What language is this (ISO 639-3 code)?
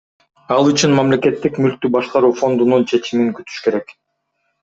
kir